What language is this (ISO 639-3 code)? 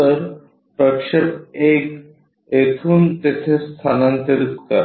mar